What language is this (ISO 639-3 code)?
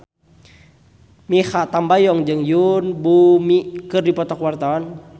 sun